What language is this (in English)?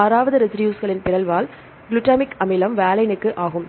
Tamil